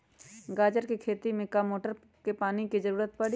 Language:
Magahi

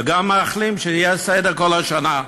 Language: Hebrew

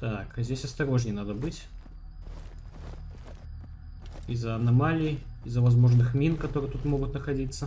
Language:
Russian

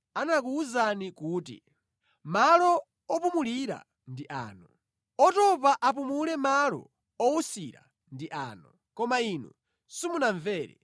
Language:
Nyanja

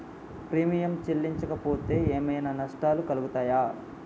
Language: Telugu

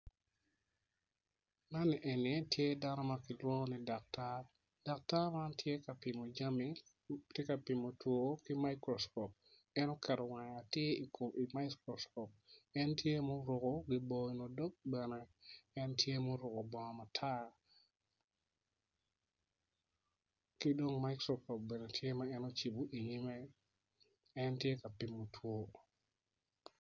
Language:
Acoli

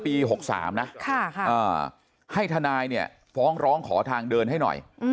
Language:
Thai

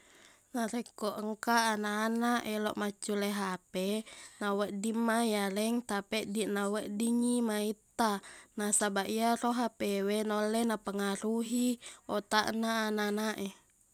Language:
Buginese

